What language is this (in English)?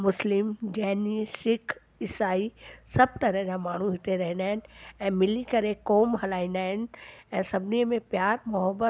Sindhi